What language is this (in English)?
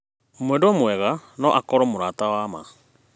Kikuyu